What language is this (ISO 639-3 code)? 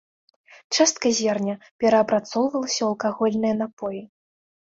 bel